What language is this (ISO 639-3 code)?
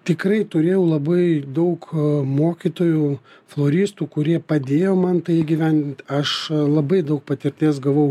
lit